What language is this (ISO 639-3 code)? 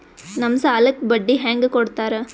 kan